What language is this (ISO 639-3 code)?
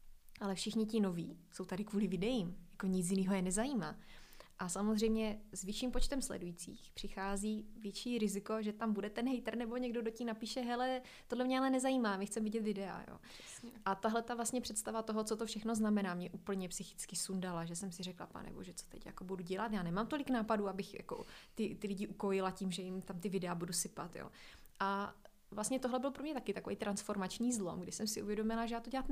ces